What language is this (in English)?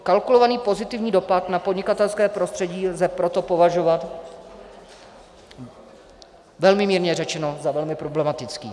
Czech